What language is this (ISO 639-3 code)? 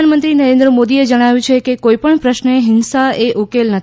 guj